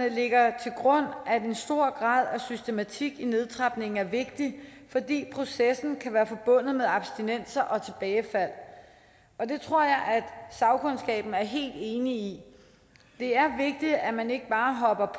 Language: Danish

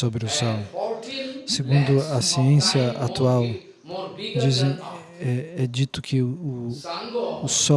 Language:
Portuguese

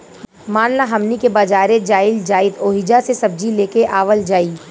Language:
Bhojpuri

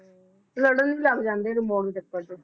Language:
Punjabi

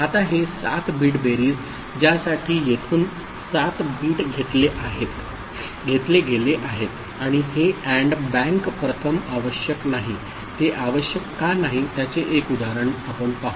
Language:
Marathi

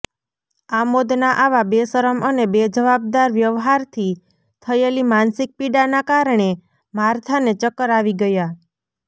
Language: Gujarati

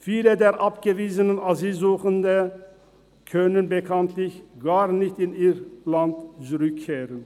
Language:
Swiss German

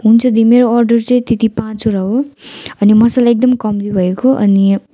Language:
Nepali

